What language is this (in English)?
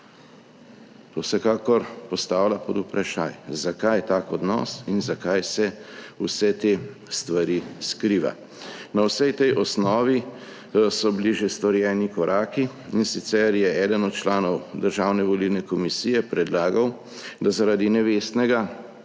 Slovenian